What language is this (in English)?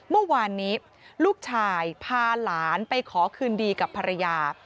Thai